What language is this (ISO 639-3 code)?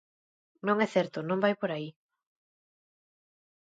glg